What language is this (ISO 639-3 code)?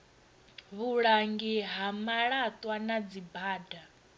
ven